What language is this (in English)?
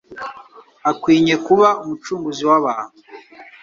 Kinyarwanda